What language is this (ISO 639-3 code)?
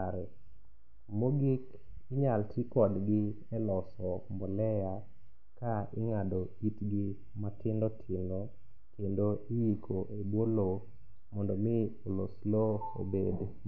luo